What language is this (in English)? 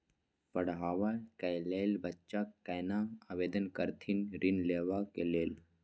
Maithili